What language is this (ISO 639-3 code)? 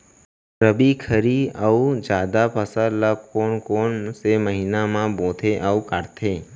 hne